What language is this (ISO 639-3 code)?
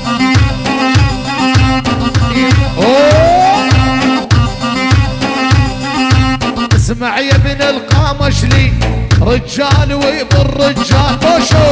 ara